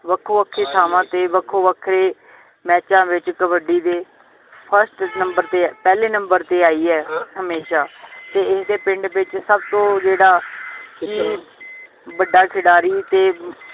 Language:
Punjabi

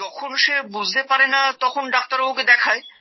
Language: Bangla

